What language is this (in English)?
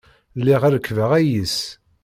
Kabyle